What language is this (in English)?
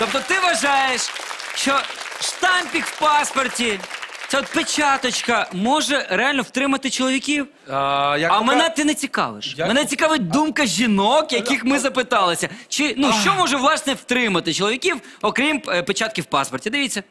Russian